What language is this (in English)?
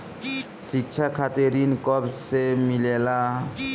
Bhojpuri